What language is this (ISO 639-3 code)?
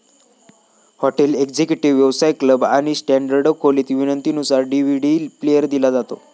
mar